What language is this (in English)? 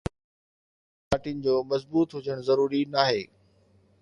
Sindhi